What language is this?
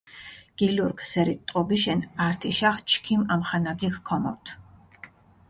Mingrelian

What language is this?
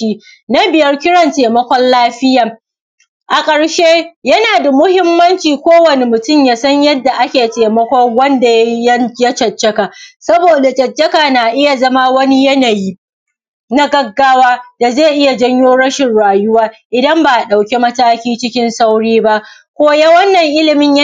Hausa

